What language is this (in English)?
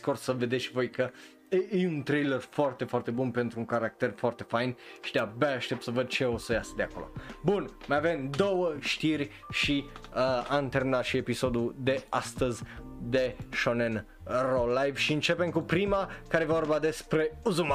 Romanian